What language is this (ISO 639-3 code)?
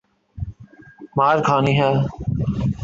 urd